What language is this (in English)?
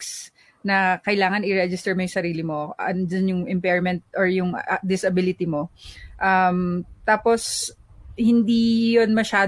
Filipino